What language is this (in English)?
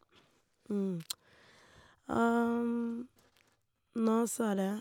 Norwegian